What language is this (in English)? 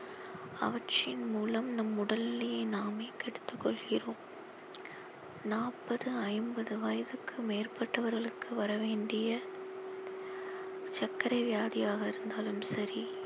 Tamil